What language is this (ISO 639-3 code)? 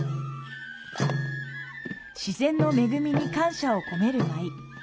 jpn